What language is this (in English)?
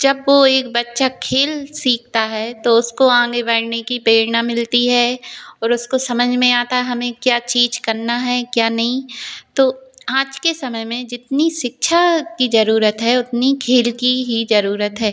Hindi